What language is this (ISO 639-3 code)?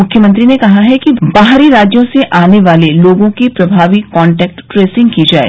hin